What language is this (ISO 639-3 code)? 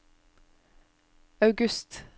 nor